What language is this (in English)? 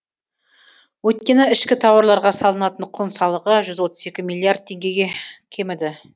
Kazakh